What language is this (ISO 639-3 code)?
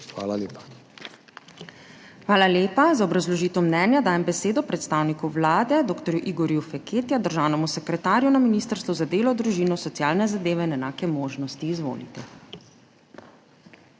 slv